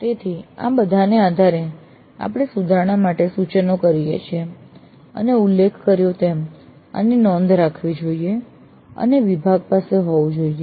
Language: Gujarati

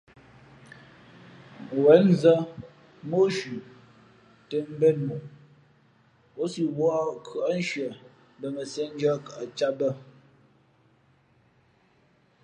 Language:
Fe'fe'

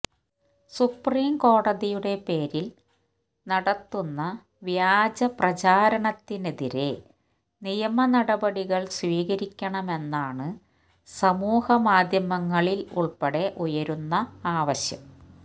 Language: Malayalam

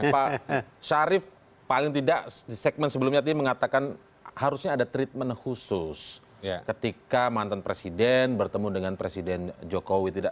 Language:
Indonesian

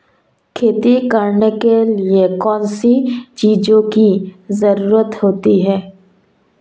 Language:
Hindi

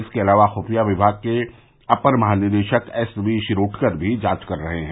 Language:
Hindi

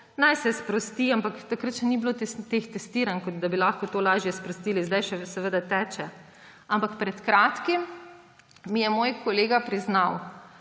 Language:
Slovenian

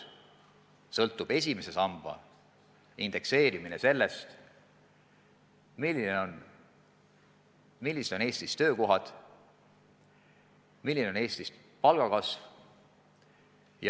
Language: Estonian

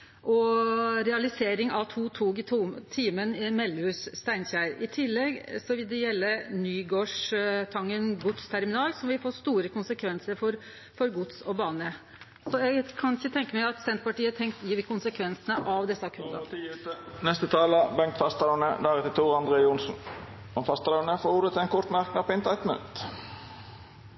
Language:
Norwegian Nynorsk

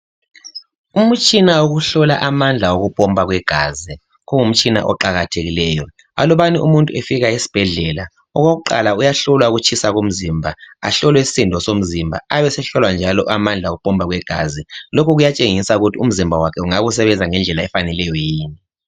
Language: North Ndebele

